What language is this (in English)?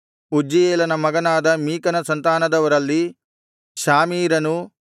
Kannada